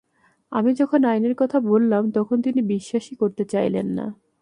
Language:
Bangla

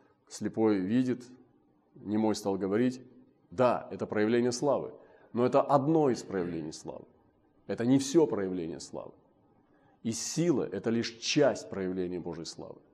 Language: Russian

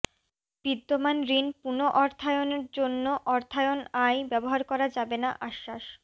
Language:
Bangla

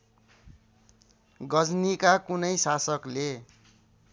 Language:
Nepali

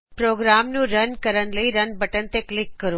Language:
Punjabi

